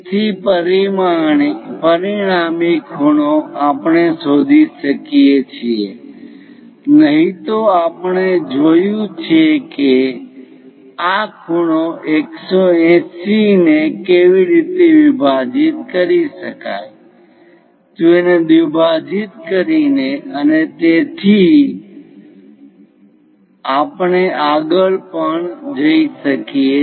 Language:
Gujarati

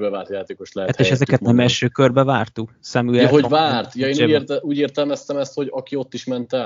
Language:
Hungarian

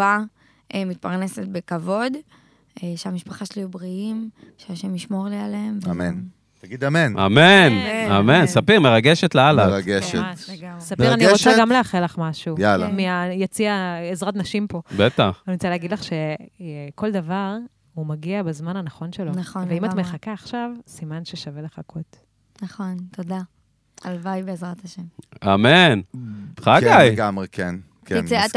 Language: Hebrew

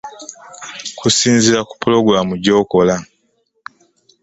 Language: Ganda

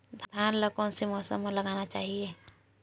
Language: Chhattisgarhi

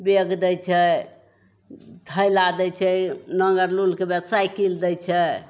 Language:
Maithili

